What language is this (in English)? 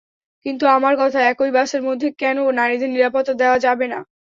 Bangla